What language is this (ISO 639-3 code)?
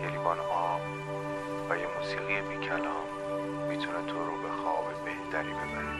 fas